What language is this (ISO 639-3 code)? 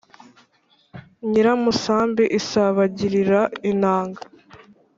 kin